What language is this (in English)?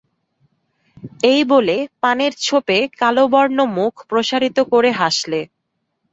Bangla